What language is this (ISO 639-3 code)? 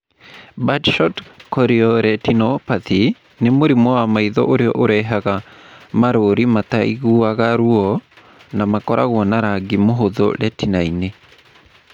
kik